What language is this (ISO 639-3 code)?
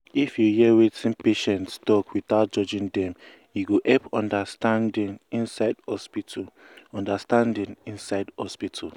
pcm